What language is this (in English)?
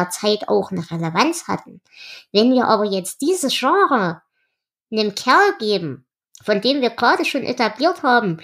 German